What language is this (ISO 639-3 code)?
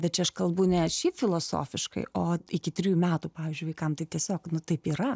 lit